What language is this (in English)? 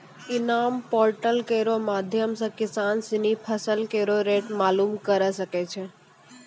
Maithili